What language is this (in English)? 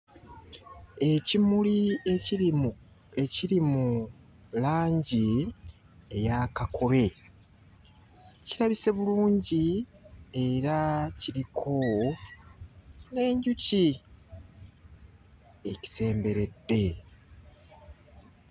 Ganda